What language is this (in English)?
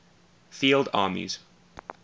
English